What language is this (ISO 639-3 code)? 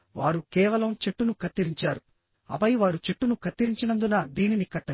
tel